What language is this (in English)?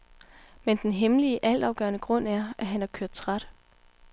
Danish